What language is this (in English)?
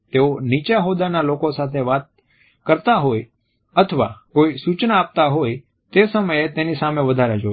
Gujarati